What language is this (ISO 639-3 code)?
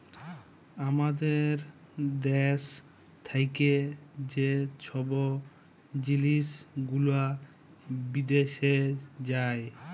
ben